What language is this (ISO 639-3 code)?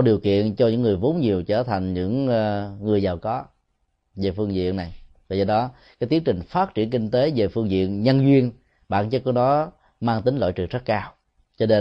vie